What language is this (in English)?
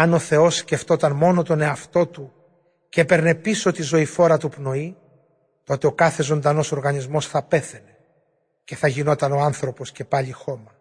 Greek